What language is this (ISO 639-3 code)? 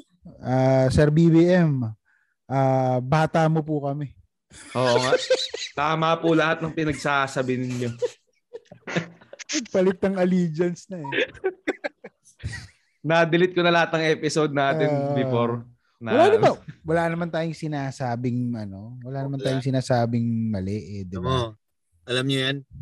fil